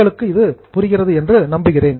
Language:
Tamil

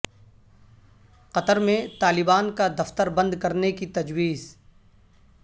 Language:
Urdu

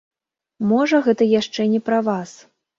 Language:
Belarusian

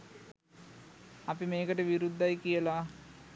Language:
Sinhala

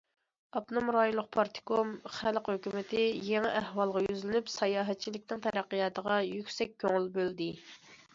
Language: Uyghur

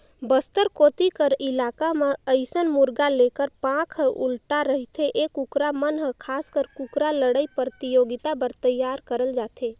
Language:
Chhattisgarhi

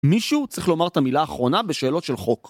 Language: Hebrew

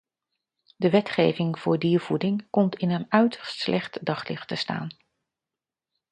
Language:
Dutch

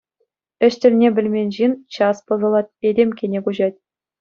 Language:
Chuvash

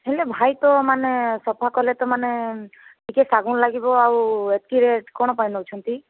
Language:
Odia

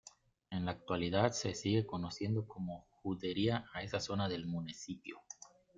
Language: Spanish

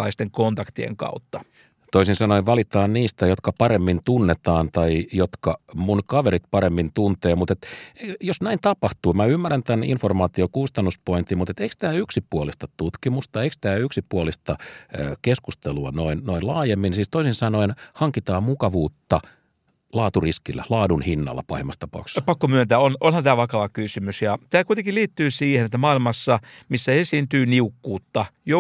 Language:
Finnish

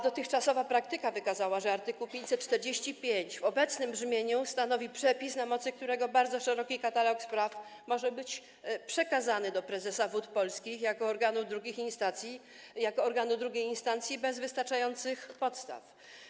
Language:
Polish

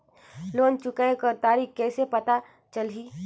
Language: Chhattisgarhi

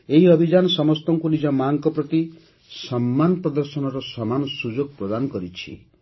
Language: Odia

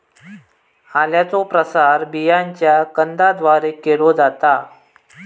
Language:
Marathi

